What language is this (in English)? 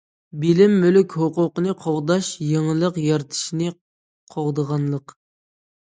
Uyghur